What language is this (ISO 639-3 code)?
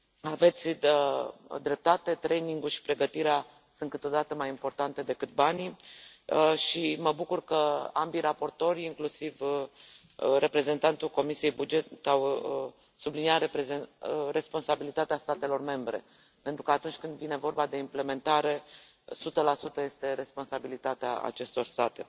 ron